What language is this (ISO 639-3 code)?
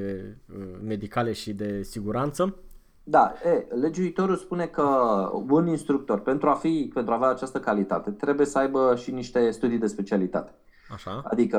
ron